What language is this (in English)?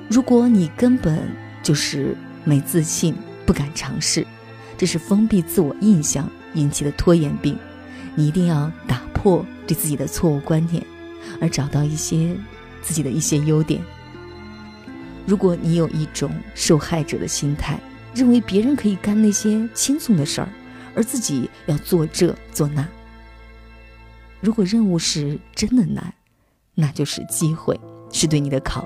Chinese